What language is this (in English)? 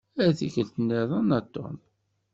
Kabyle